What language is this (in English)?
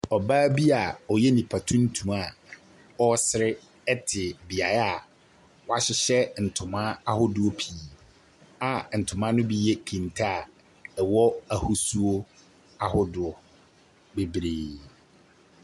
Akan